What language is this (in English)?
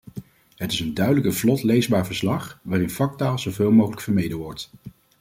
Dutch